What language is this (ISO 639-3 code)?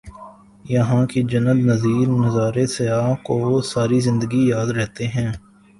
urd